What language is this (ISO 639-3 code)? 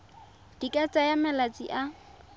tsn